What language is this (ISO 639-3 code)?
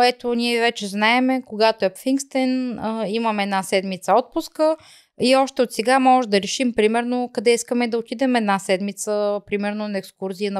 bul